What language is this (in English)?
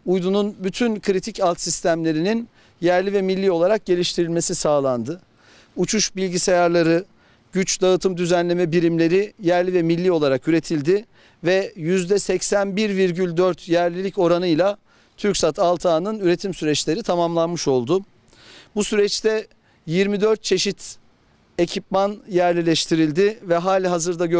Turkish